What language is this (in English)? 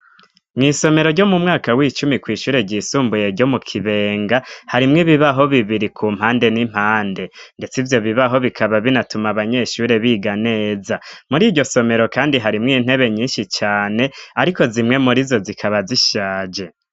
Rundi